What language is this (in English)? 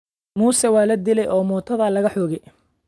Somali